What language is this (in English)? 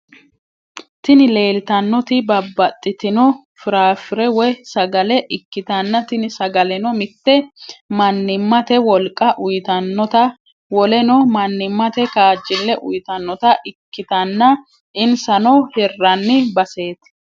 Sidamo